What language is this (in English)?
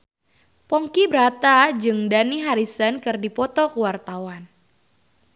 Sundanese